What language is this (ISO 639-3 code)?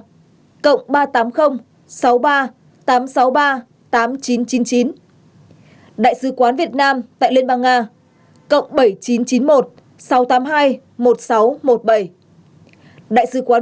vie